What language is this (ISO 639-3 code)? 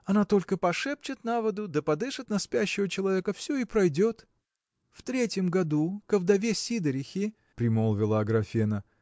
rus